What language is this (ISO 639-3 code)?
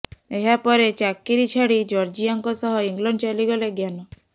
ori